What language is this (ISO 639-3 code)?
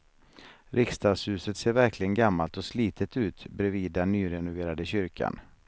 swe